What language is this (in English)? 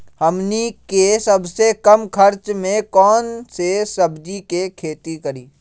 Magahi